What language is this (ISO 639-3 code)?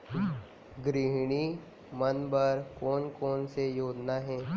hne